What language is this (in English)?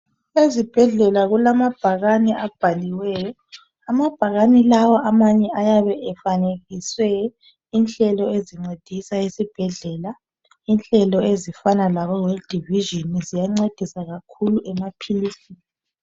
North Ndebele